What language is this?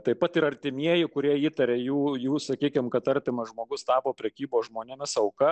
Lithuanian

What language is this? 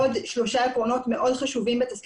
Hebrew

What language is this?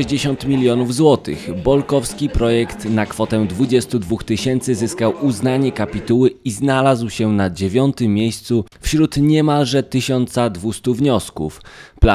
Polish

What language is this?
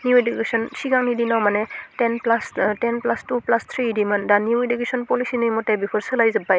Bodo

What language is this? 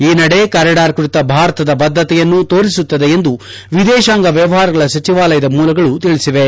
Kannada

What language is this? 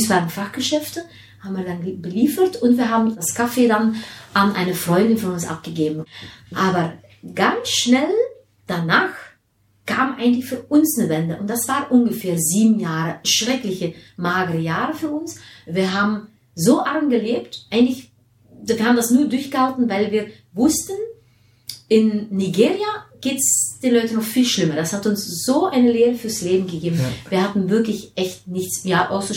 German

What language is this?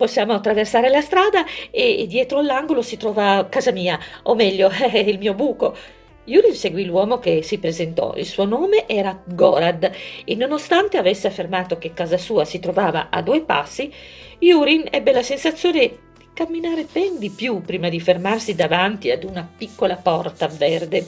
Italian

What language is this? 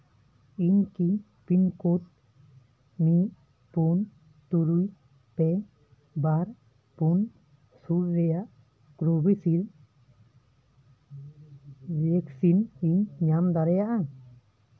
Santali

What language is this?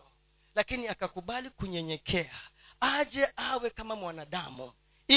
Swahili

